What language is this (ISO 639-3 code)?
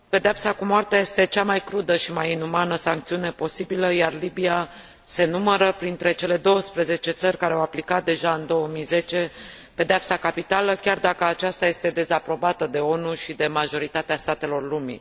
ron